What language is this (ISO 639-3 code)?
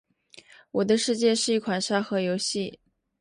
zho